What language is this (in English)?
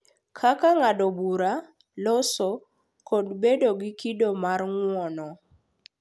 Luo (Kenya and Tanzania)